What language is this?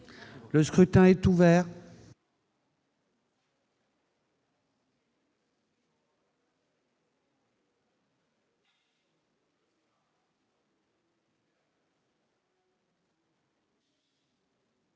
French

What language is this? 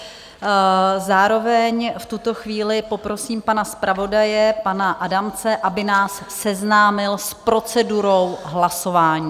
Czech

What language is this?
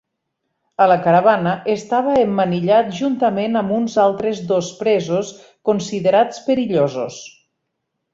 Catalan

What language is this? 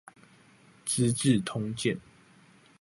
Chinese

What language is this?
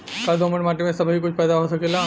Bhojpuri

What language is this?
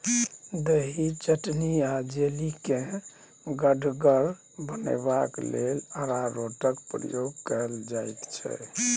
Maithili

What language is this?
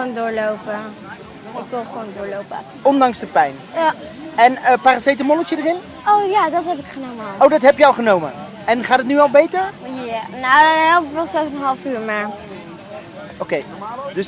Dutch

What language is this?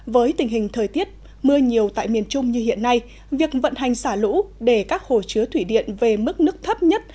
Vietnamese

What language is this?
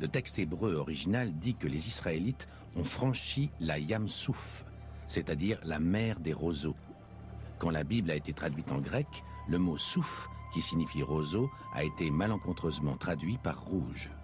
French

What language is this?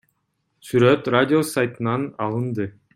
Kyrgyz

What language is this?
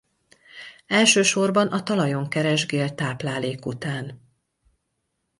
Hungarian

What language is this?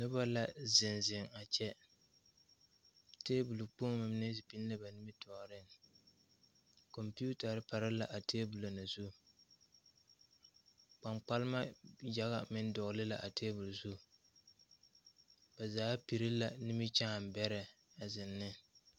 Southern Dagaare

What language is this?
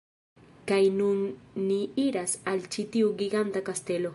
Esperanto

